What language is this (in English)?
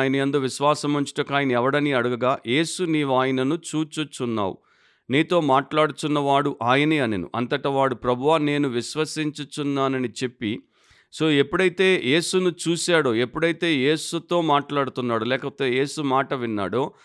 Telugu